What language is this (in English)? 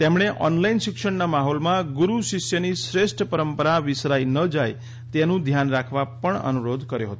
Gujarati